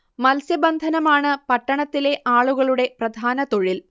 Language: Malayalam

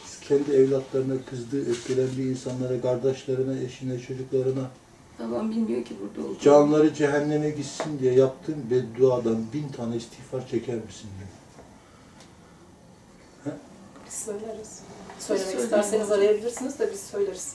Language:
Turkish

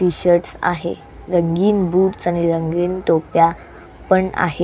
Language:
Marathi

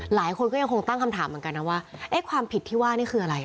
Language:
Thai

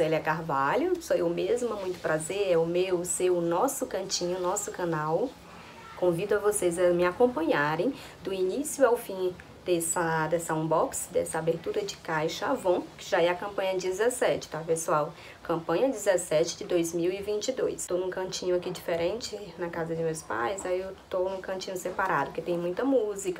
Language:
Portuguese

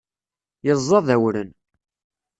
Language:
Kabyle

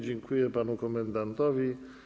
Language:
Polish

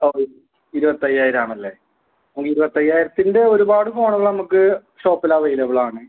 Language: Malayalam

